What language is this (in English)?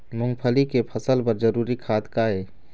Chhattisgarhi